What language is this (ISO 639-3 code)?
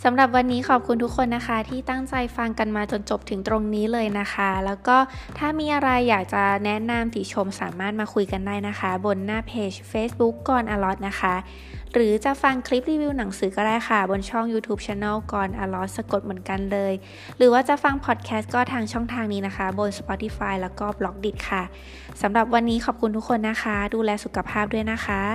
tha